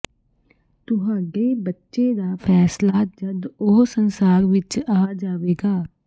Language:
Punjabi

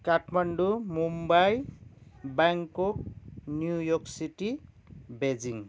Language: Nepali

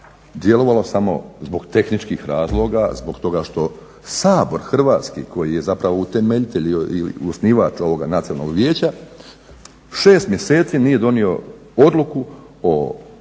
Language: Croatian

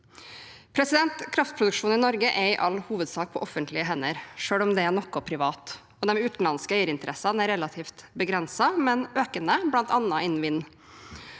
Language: Norwegian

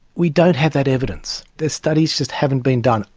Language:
English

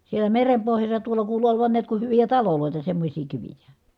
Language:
Finnish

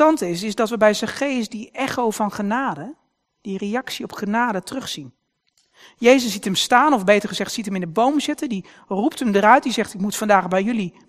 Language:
Dutch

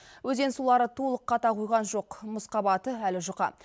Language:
Kazakh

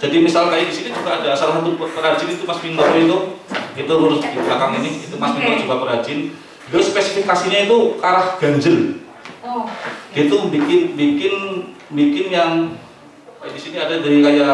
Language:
Indonesian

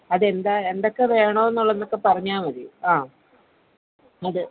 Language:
Malayalam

